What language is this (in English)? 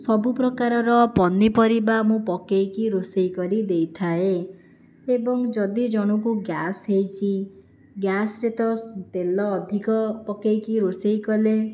Odia